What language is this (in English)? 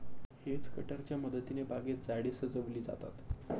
Marathi